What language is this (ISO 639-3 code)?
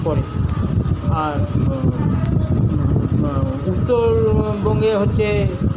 ben